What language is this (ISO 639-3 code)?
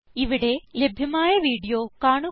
mal